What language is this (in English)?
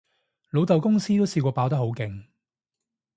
Cantonese